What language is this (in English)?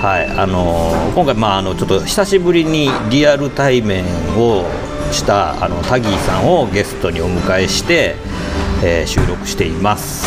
Japanese